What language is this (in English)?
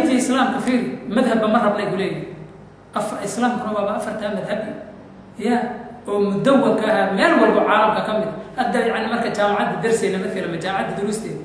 Arabic